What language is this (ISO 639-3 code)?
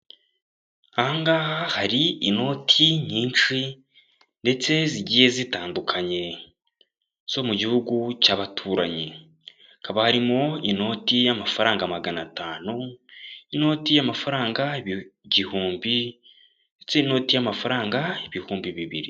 kin